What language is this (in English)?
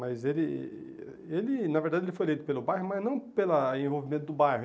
Portuguese